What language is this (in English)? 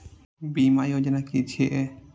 Maithili